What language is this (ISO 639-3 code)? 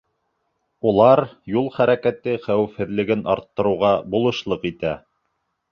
bak